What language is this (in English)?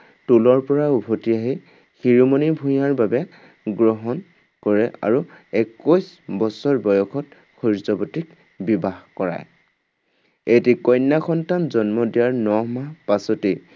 Assamese